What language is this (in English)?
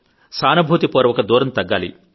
Telugu